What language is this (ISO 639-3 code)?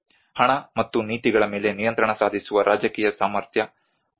kan